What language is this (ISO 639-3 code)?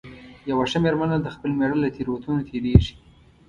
pus